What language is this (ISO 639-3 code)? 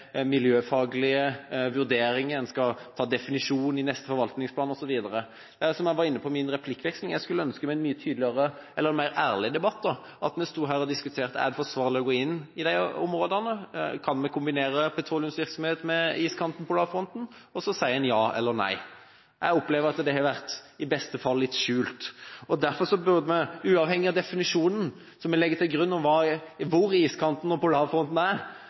nob